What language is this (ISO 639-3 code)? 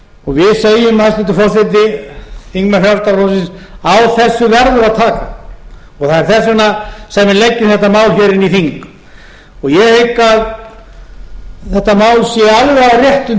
isl